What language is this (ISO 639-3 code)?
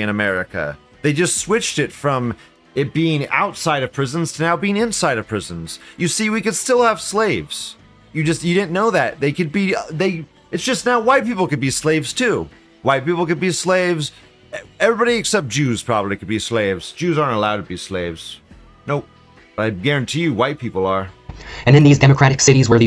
eng